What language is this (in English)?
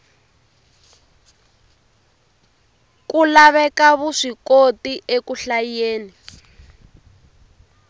Tsonga